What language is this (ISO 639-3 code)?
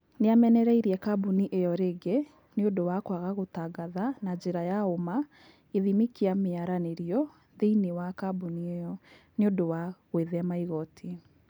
kik